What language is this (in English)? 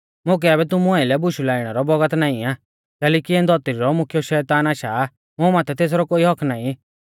Mahasu Pahari